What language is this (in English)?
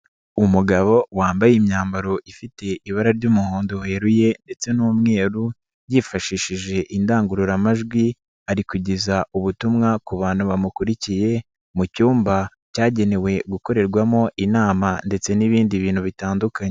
Kinyarwanda